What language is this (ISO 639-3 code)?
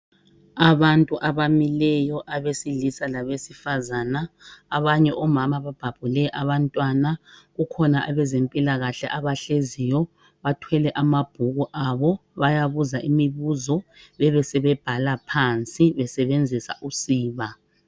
nde